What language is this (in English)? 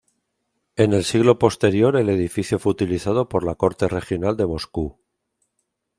Spanish